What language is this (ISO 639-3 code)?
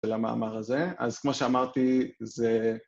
heb